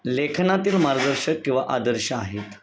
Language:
Marathi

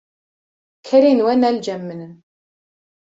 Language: Kurdish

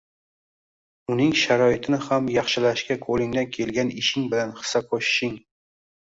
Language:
Uzbek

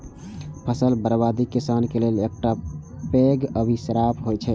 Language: Maithili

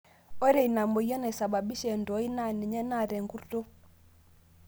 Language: Masai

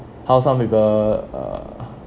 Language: English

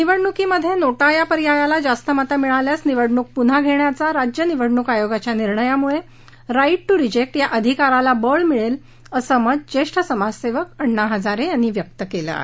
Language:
Marathi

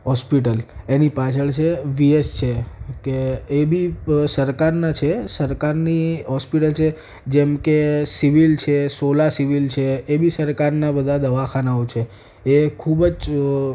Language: Gujarati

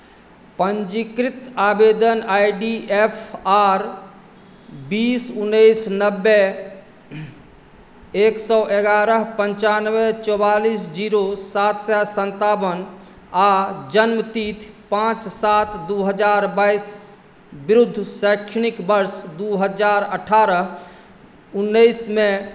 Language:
Maithili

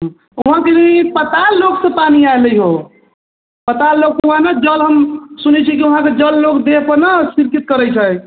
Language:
Maithili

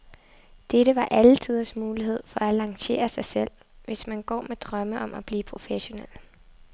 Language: Danish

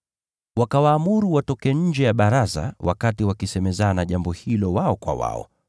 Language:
Swahili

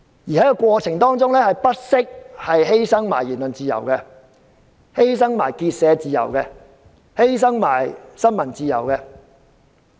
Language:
Cantonese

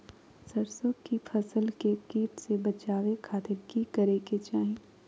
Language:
Magahi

